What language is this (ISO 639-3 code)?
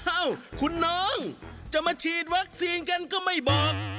tha